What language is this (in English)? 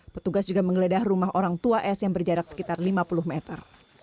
Indonesian